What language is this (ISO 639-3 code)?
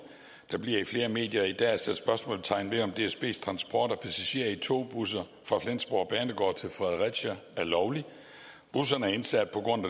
dan